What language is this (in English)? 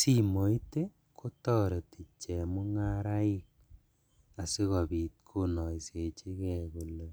Kalenjin